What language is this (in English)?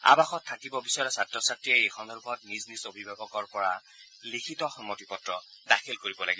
Assamese